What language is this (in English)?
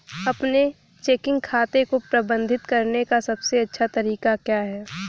Hindi